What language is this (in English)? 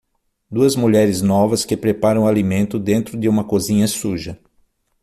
Portuguese